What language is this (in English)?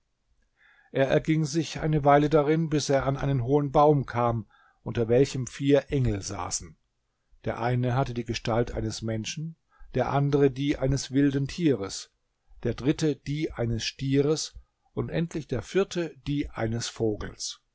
German